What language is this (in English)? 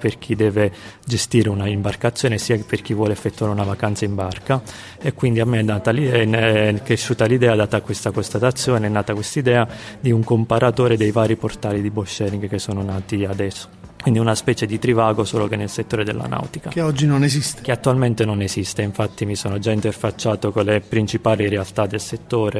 Italian